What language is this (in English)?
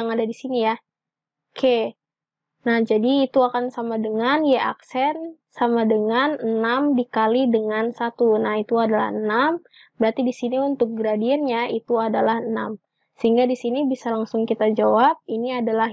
Indonesian